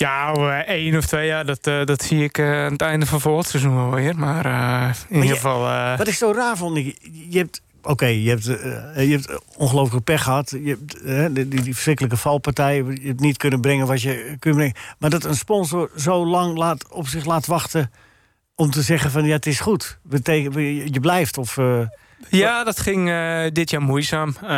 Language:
Dutch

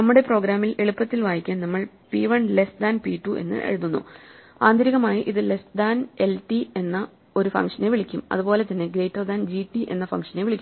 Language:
Malayalam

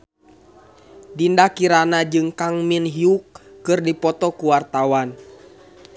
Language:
Sundanese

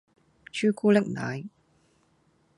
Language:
Cantonese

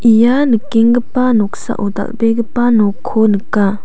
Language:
Garo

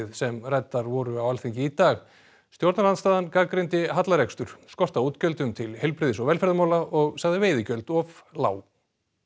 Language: Icelandic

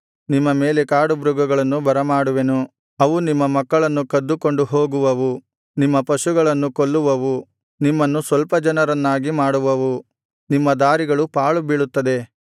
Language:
Kannada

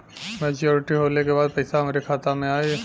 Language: Bhojpuri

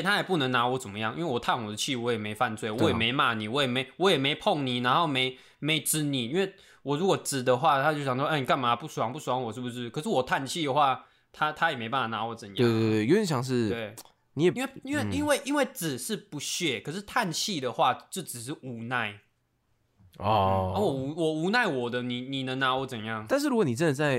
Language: Chinese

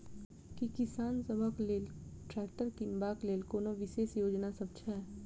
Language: Maithili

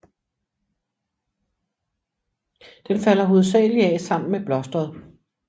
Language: Danish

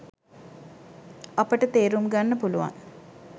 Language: Sinhala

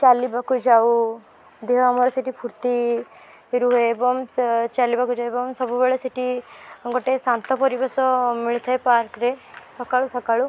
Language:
Odia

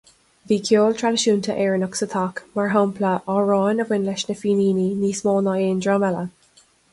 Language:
Irish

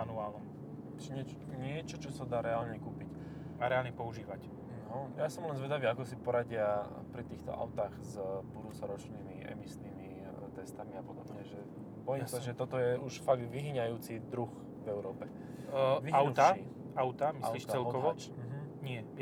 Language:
Slovak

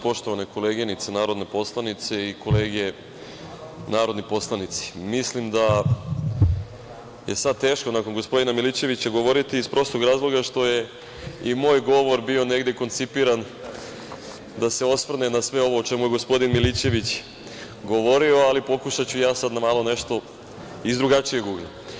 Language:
Serbian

